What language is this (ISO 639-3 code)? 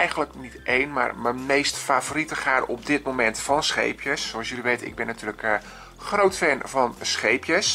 nld